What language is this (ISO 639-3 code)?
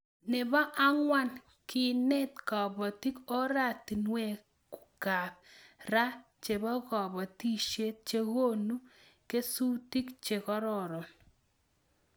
kln